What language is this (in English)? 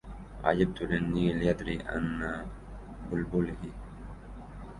Arabic